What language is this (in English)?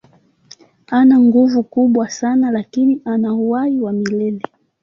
Swahili